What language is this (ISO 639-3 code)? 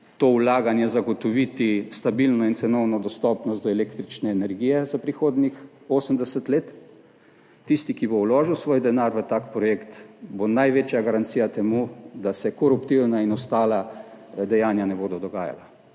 slv